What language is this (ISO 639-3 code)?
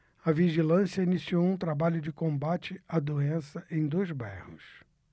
por